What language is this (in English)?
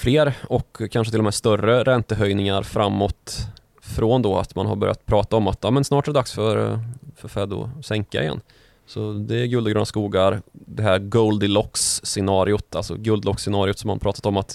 Swedish